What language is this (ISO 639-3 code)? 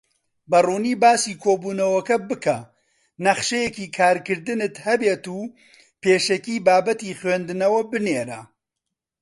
ckb